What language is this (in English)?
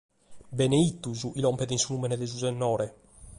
Sardinian